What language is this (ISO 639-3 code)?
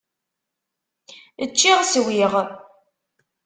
kab